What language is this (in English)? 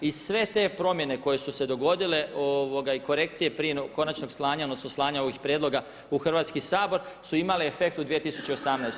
Croatian